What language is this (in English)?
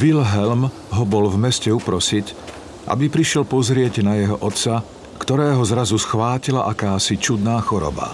Slovak